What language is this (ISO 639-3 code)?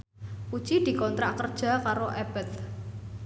jav